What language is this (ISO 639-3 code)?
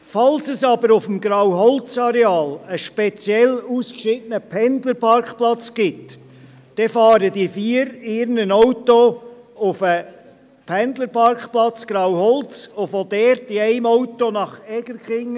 gsw